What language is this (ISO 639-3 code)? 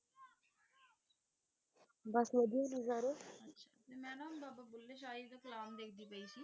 pan